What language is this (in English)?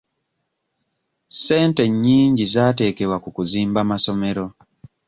Ganda